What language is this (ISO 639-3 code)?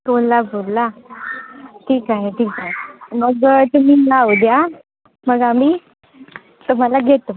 mar